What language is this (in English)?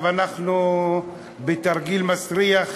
Hebrew